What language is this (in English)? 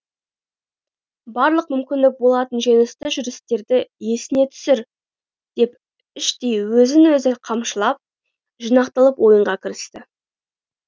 Kazakh